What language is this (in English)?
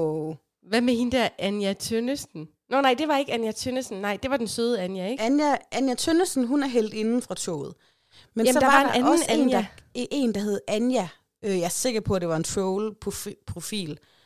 Danish